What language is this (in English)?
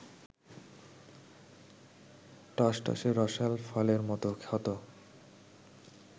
Bangla